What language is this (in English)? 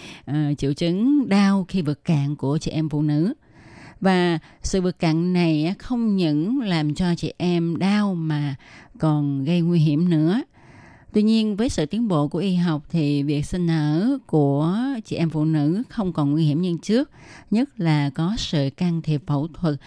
Vietnamese